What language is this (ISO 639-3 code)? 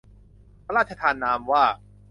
tha